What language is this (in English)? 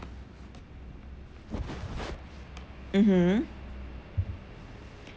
English